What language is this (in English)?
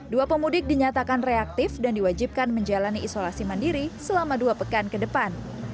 Indonesian